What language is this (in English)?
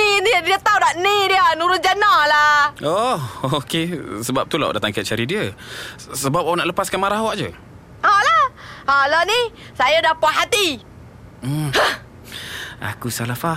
Malay